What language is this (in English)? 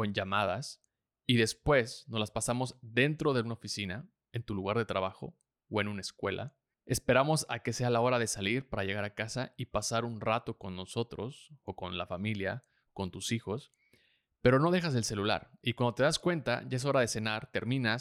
Spanish